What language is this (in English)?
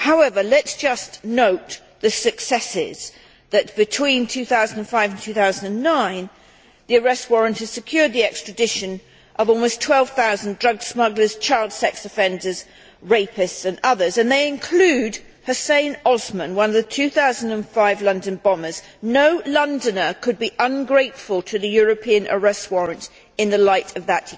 English